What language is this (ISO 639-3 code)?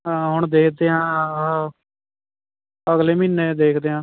pan